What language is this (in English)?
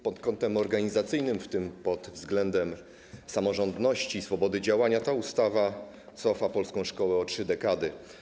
Polish